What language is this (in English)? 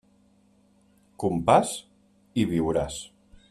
Catalan